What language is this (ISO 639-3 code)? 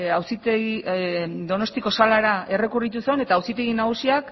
eus